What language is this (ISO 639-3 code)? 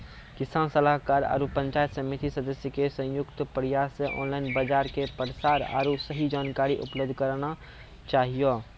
mai